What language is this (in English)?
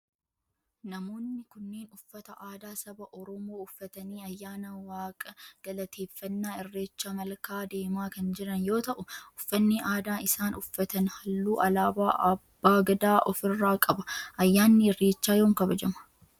Oromo